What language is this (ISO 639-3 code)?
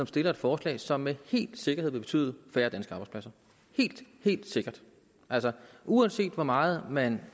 dan